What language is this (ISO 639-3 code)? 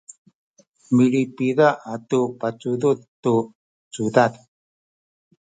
szy